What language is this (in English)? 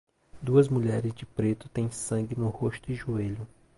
Portuguese